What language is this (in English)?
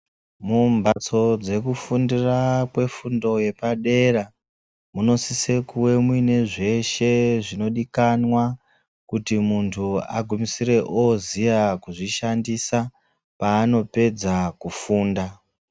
Ndau